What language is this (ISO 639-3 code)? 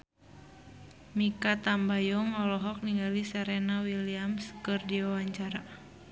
sun